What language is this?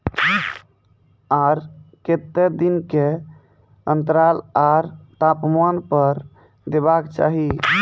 Maithili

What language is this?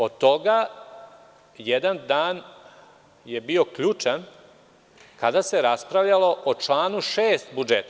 Serbian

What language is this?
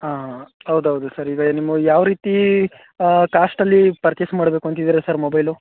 Kannada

